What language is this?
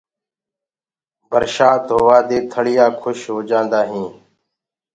Gurgula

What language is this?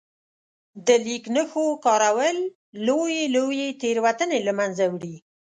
Pashto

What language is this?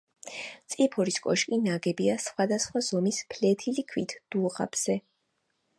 Georgian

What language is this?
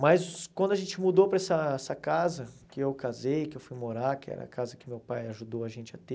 Portuguese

